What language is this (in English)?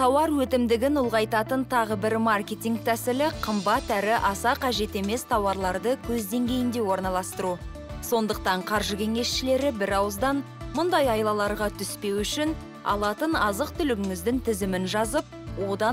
Russian